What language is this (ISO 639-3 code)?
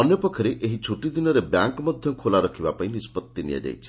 ori